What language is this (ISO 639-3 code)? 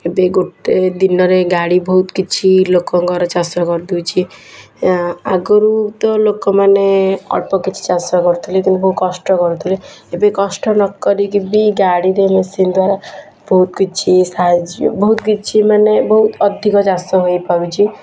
ori